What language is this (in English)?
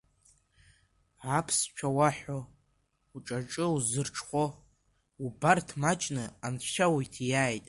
Abkhazian